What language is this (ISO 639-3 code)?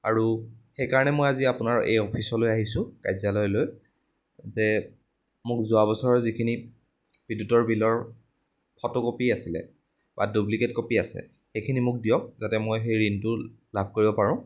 asm